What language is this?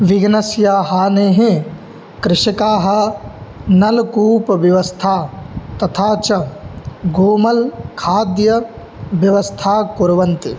Sanskrit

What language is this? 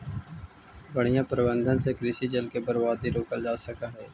Magahi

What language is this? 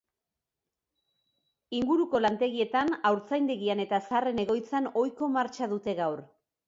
Basque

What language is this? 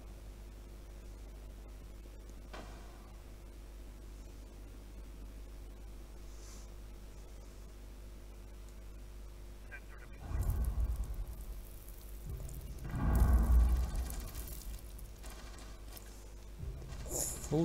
Turkish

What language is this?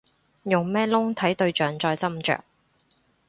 Cantonese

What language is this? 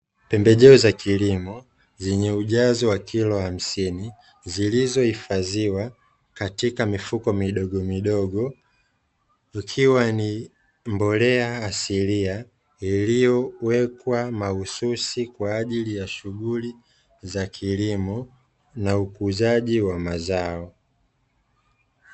Swahili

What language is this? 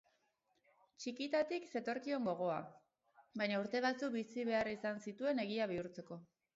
Basque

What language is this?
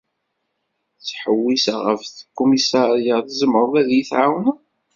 Kabyle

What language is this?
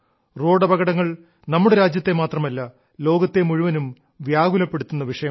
Malayalam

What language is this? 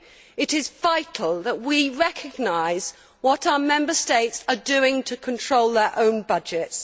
English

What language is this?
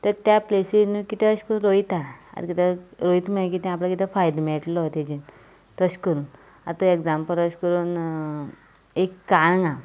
Konkani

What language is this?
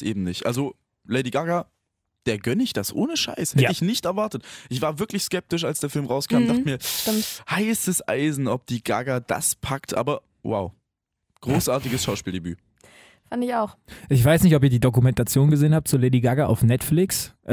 German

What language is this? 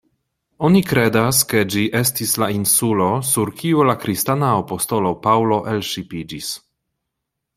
Esperanto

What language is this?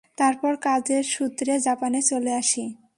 Bangla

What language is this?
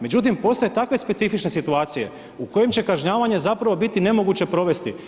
Croatian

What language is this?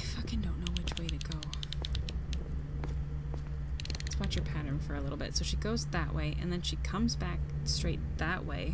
English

